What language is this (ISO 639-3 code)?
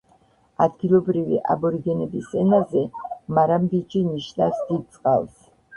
kat